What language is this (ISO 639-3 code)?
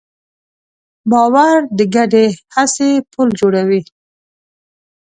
pus